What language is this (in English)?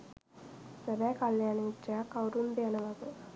Sinhala